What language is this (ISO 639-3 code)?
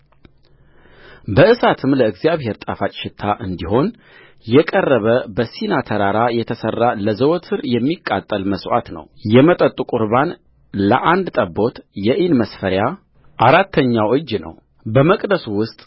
amh